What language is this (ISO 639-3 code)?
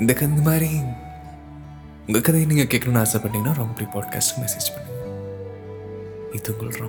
tam